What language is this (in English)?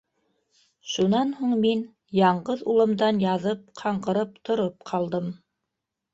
Bashkir